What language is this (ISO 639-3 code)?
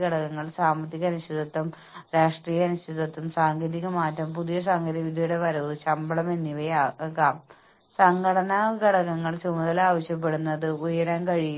mal